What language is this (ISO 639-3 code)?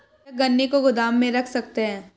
hin